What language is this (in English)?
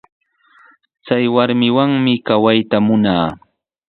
Sihuas Ancash Quechua